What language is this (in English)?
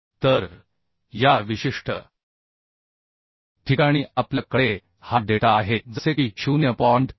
Marathi